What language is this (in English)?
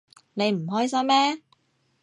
Cantonese